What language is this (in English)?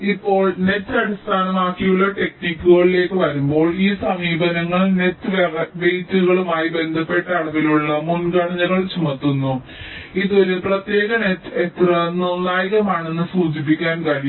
Malayalam